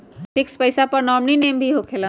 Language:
Magahi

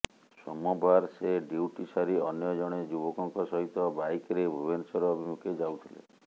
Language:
Odia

